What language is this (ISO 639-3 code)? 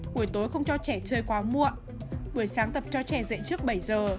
vie